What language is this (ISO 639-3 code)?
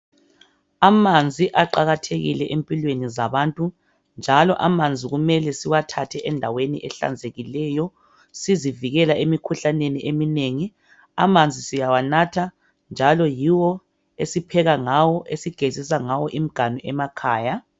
nde